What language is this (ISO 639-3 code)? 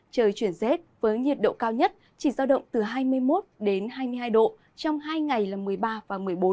vie